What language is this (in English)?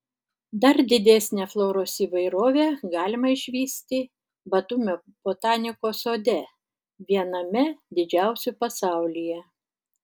Lithuanian